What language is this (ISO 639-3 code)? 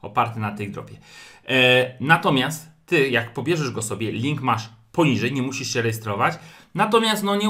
pol